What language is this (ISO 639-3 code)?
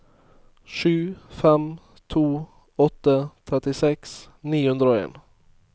nor